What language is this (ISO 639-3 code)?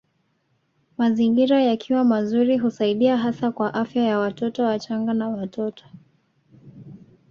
swa